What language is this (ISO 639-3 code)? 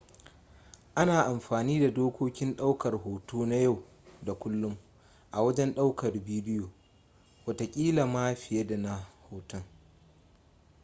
hau